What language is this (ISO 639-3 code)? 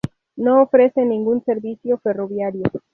spa